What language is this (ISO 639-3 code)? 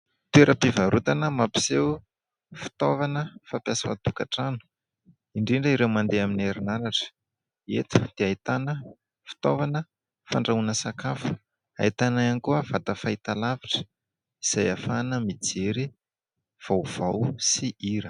mlg